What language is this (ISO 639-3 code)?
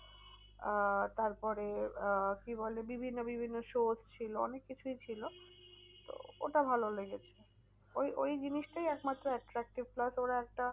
ben